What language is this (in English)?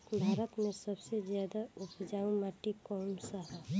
Bhojpuri